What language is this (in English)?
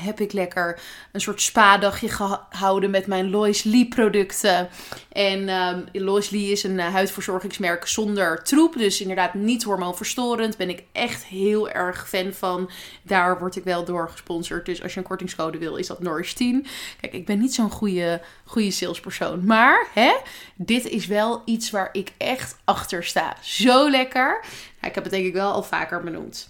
Dutch